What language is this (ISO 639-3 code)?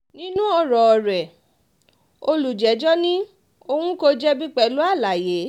yor